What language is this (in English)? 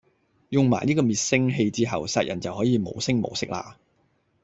Cantonese